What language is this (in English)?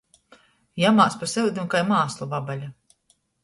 Latgalian